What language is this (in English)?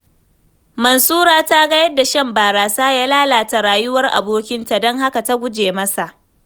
Hausa